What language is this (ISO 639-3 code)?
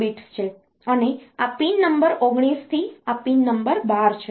guj